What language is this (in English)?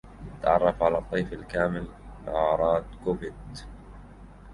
Arabic